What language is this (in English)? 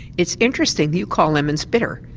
English